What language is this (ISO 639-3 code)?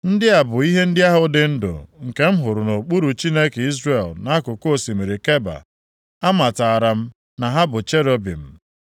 ibo